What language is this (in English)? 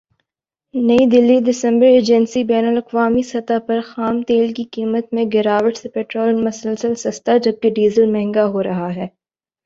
Urdu